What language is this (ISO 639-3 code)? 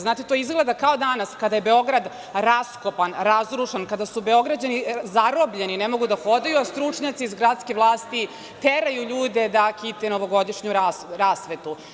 srp